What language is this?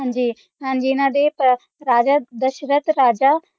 Punjabi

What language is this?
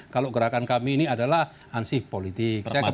Indonesian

